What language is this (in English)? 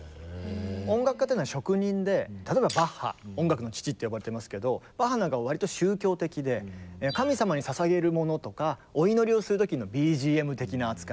Japanese